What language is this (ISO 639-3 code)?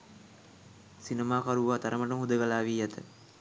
sin